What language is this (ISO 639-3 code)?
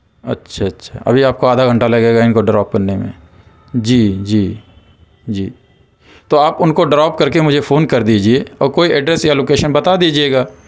urd